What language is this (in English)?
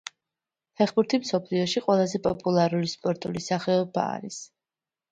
Georgian